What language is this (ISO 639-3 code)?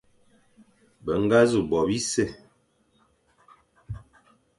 fan